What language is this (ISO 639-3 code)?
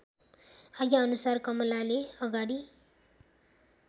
nep